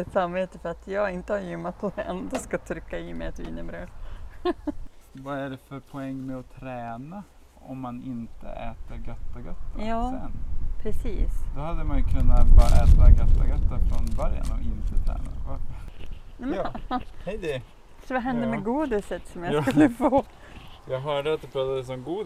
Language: Swedish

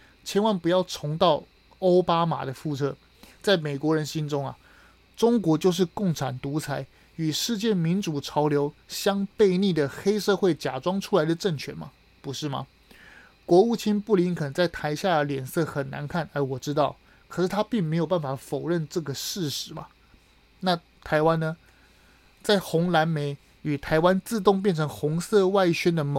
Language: Chinese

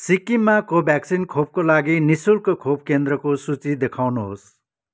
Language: Nepali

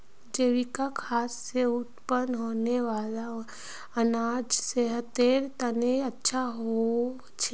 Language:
Magahi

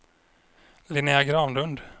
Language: Swedish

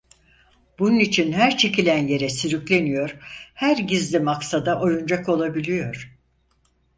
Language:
Turkish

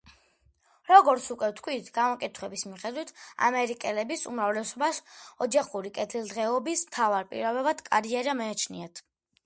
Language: Georgian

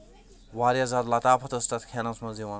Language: Kashmiri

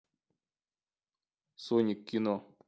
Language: Russian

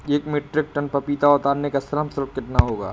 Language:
Hindi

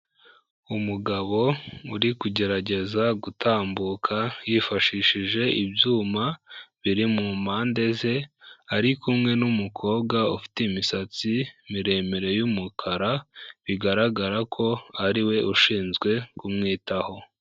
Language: Kinyarwanda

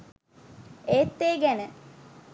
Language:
Sinhala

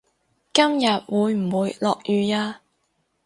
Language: Cantonese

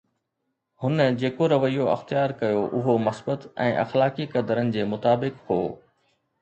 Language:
Sindhi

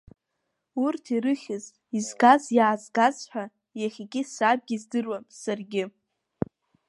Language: Abkhazian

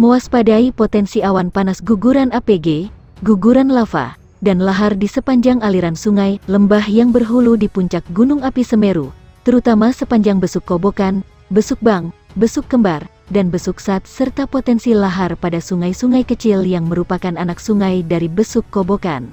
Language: Indonesian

